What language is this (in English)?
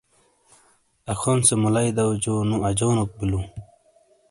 Shina